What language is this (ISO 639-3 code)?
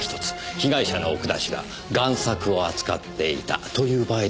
jpn